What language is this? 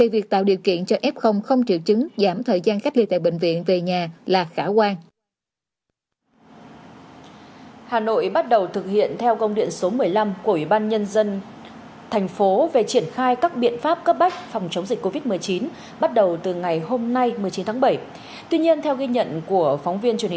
Vietnamese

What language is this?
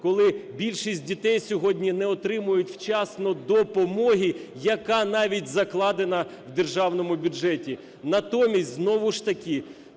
Ukrainian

